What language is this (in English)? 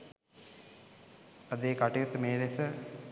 Sinhala